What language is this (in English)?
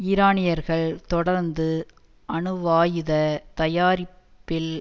Tamil